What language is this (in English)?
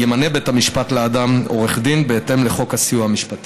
Hebrew